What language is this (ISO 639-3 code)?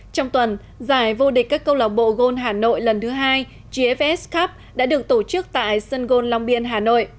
vie